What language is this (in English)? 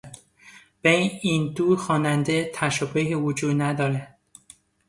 Persian